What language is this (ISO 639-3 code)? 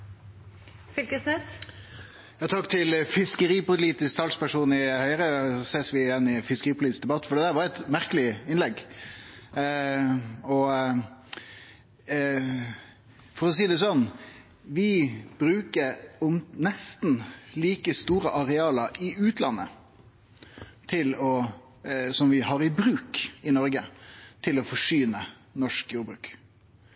nor